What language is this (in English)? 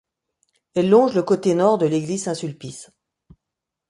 French